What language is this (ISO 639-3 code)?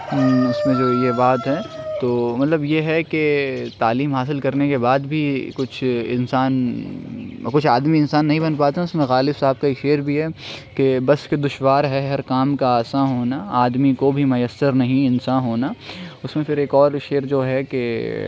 urd